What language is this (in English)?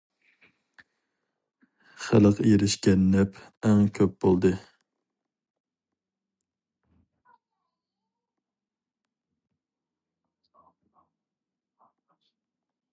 Uyghur